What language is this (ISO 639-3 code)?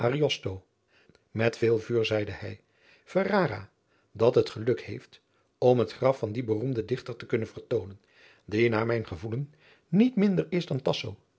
nld